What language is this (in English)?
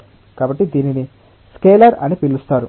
Telugu